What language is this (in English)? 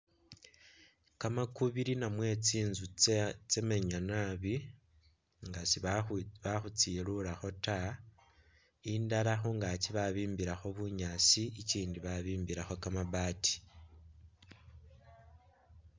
Masaaba